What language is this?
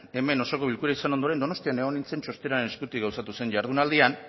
Basque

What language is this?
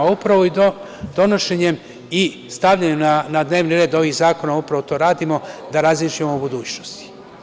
Serbian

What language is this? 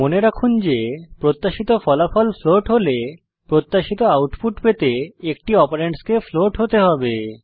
Bangla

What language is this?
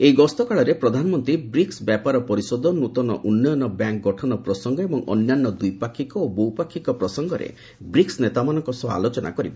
Odia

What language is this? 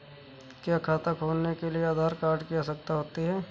Hindi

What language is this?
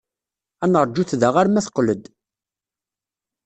Kabyle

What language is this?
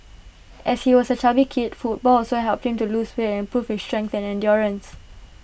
English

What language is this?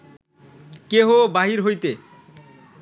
Bangla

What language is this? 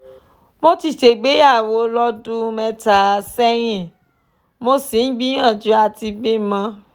Yoruba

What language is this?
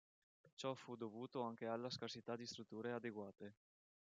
Italian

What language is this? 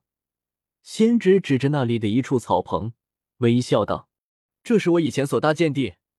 Chinese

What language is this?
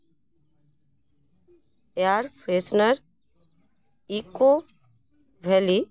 Santali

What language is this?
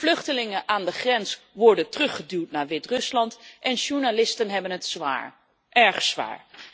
Dutch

